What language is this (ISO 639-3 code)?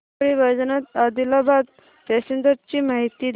mar